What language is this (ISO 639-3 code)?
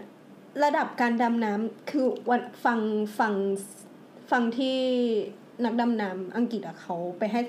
tha